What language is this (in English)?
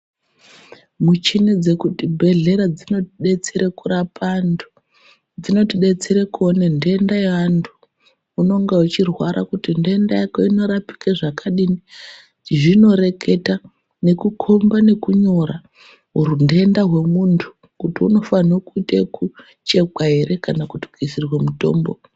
Ndau